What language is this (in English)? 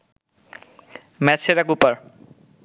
Bangla